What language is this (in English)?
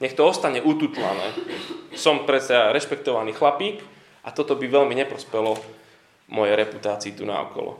Slovak